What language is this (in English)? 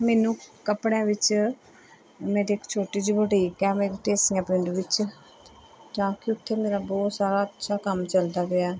Punjabi